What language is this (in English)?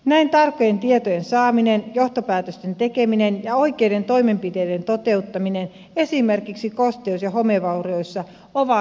Finnish